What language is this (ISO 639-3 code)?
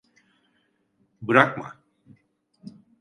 tur